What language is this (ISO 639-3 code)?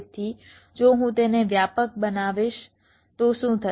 guj